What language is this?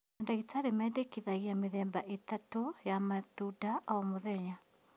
Kikuyu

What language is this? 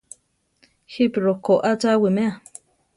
Central Tarahumara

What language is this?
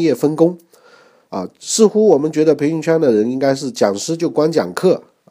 Chinese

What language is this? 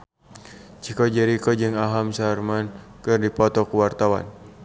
Sundanese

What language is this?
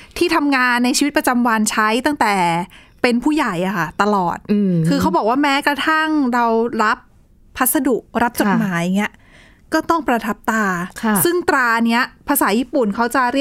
Thai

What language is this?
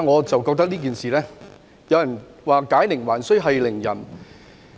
Cantonese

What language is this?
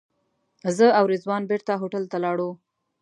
Pashto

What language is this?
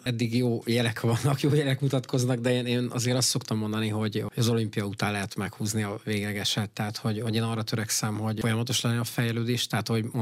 Hungarian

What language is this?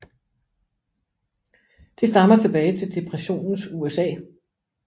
Danish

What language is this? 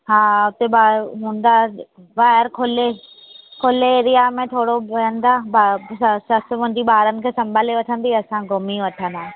Sindhi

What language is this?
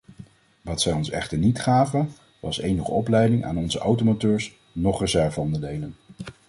Dutch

